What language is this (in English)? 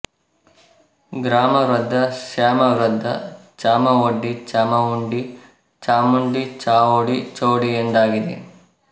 Kannada